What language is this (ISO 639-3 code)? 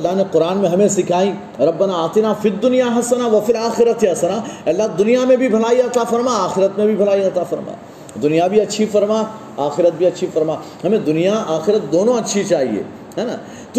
urd